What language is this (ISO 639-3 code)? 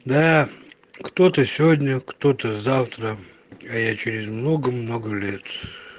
rus